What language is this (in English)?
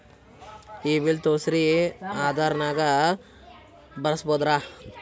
Kannada